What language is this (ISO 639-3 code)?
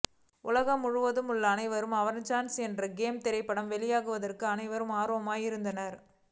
tam